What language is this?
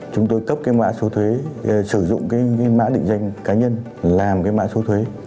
Vietnamese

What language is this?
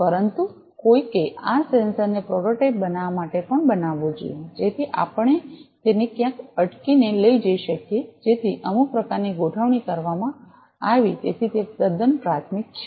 Gujarati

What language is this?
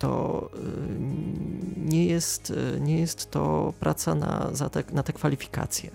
Polish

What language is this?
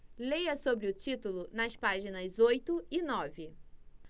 Portuguese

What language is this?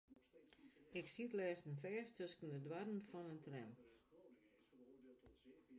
Western Frisian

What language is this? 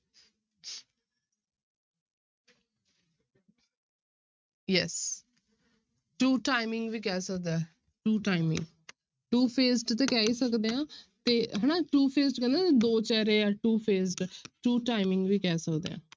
Punjabi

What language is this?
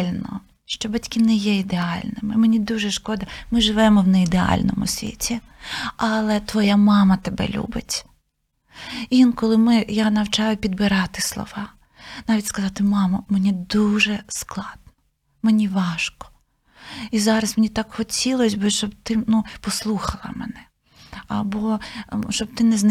Ukrainian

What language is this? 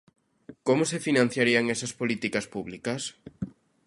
Galician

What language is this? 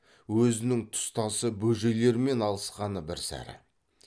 Kazakh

